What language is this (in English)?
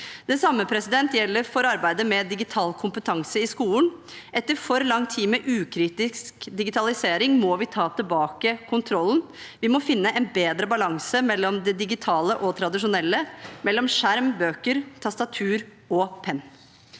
Norwegian